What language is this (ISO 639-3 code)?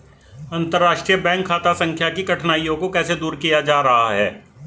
hin